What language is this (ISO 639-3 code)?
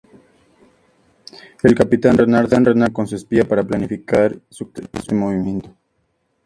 spa